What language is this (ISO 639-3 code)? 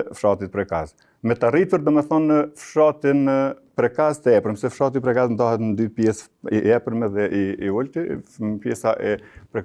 ron